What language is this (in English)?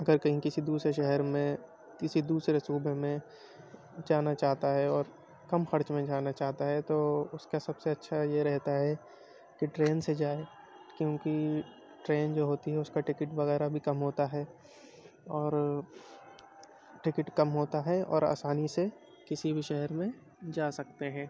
Urdu